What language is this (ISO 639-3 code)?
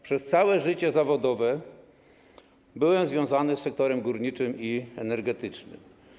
pol